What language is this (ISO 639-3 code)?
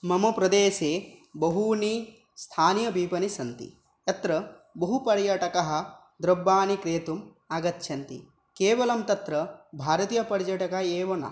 san